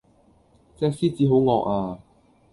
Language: Cantonese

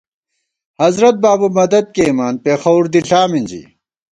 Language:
Gawar-Bati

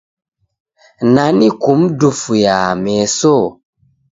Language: Taita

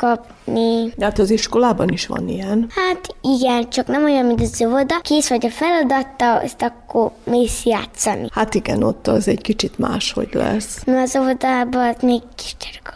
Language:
Hungarian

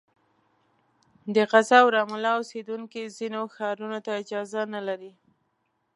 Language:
Pashto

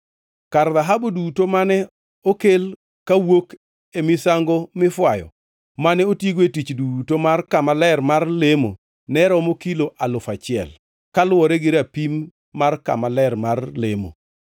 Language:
Luo (Kenya and Tanzania)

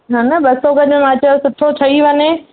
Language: Sindhi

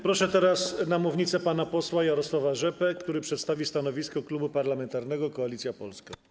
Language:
Polish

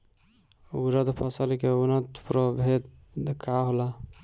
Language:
Bhojpuri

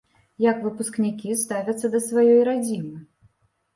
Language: Belarusian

